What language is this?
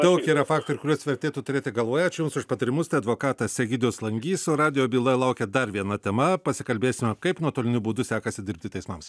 Lithuanian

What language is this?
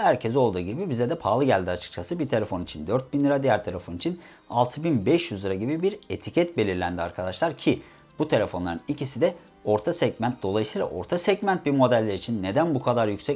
Turkish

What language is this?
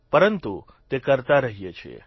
Gujarati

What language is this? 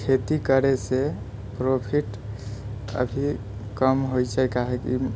Maithili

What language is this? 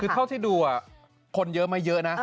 Thai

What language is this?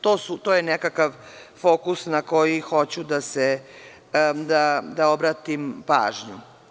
Serbian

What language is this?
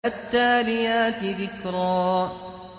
Arabic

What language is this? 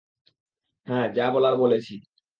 Bangla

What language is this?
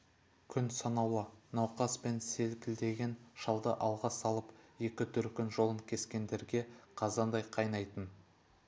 Kazakh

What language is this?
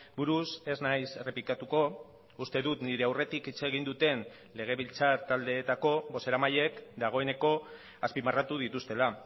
Basque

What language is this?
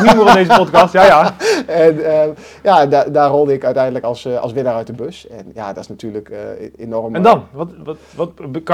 Dutch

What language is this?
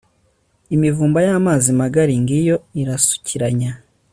Kinyarwanda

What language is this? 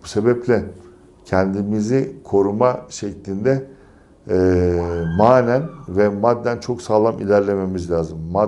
Turkish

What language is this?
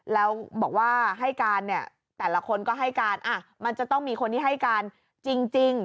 Thai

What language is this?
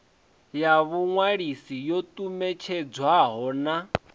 Venda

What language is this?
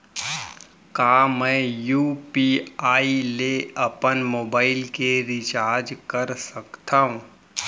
Chhattisgarhi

